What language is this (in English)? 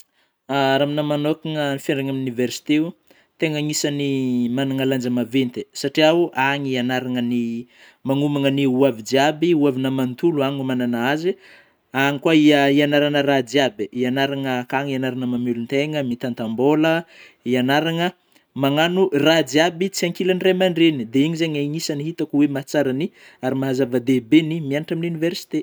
Northern Betsimisaraka Malagasy